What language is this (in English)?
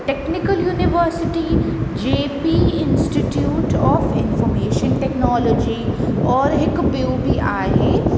Sindhi